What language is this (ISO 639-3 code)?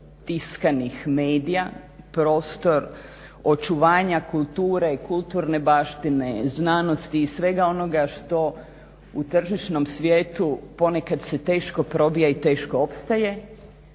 hrv